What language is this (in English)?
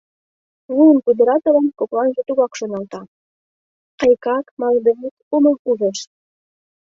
Mari